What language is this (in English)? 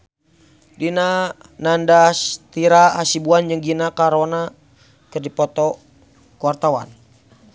Sundanese